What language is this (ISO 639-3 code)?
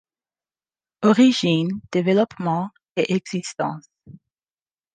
fra